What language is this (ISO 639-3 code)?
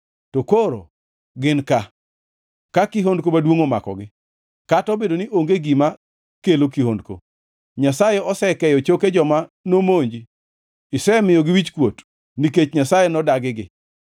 luo